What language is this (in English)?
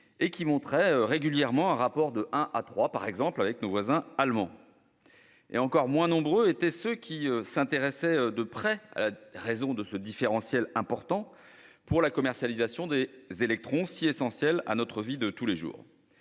French